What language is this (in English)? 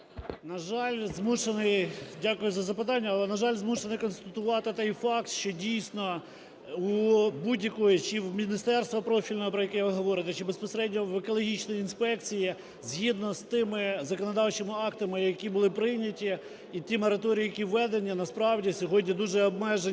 Ukrainian